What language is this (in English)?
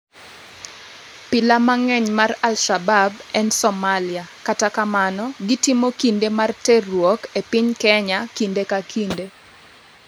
Luo (Kenya and Tanzania)